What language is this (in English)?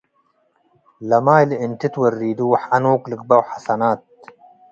Tigre